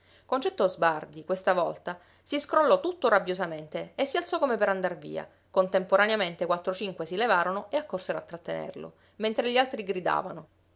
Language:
Italian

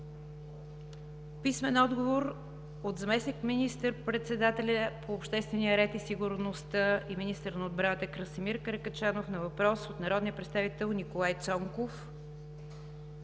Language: Bulgarian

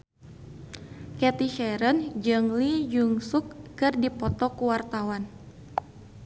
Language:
Sundanese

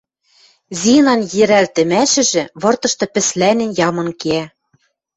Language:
Western Mari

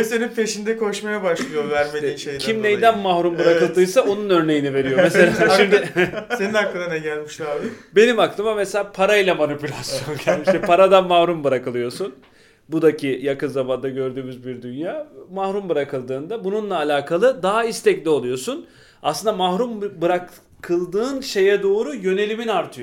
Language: Turkish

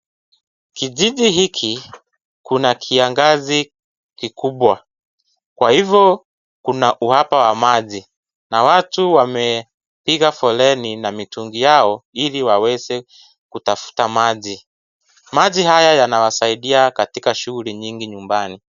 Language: Swahili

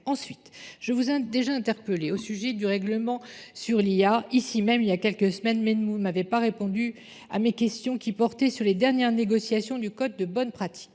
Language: French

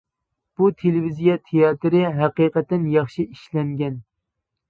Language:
Uyghur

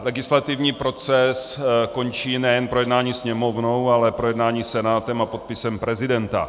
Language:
Czech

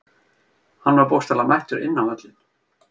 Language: Icelandic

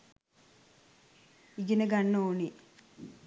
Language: Sinhala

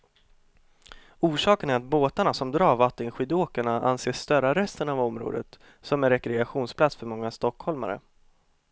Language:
Swedish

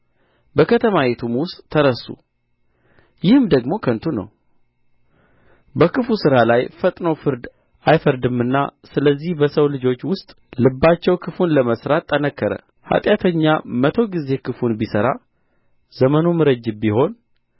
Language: Amharic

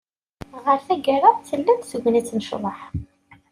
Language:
Kabyle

